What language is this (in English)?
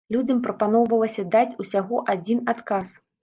Belarusian